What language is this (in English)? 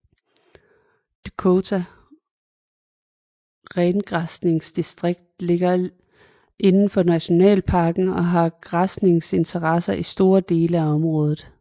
Danish